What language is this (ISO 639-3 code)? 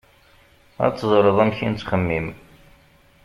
kab